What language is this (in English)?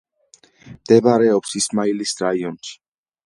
Georgian